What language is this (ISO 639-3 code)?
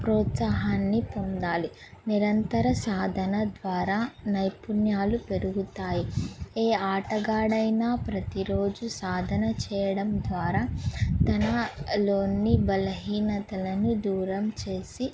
tel